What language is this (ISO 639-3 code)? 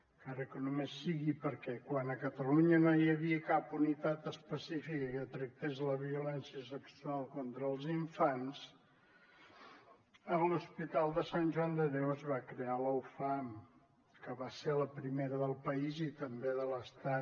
cat